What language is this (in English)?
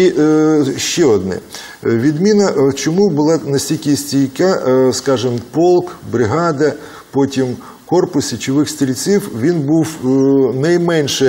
Ukrainian